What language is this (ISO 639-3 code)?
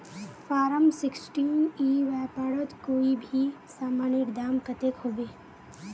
mag